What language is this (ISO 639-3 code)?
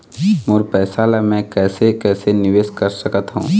hne